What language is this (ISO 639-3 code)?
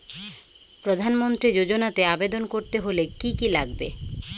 ben